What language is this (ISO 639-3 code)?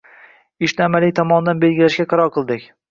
uzb